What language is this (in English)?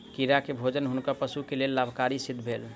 Maithili